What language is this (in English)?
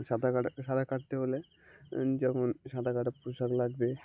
Bangla